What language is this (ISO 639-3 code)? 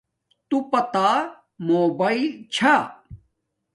dmk